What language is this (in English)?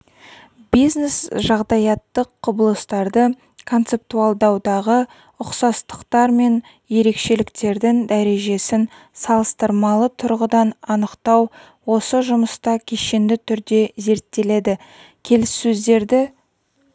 Kazakh